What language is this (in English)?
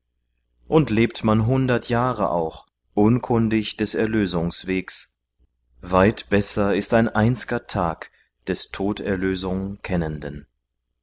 German